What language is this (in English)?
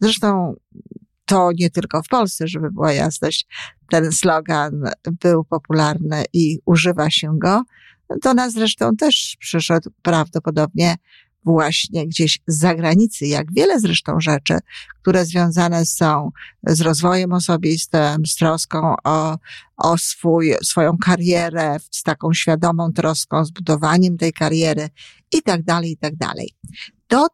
Polish